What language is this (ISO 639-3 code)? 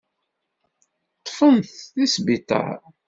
kab